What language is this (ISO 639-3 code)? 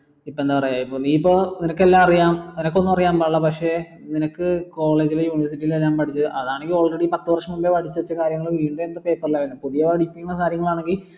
mal